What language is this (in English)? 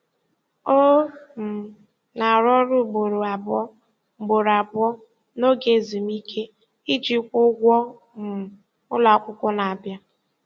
Igbo